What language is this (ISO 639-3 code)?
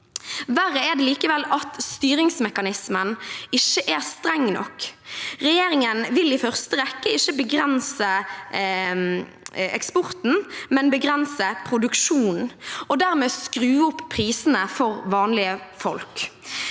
nor